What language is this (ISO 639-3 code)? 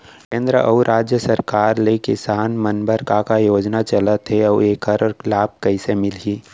hne